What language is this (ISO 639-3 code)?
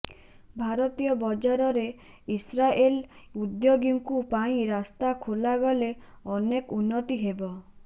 ori